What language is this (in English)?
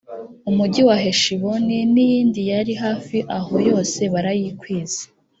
Kinyarwanda